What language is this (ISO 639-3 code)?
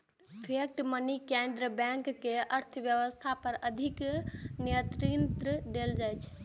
mai